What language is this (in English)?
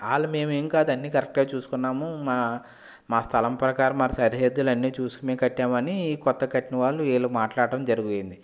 Telugu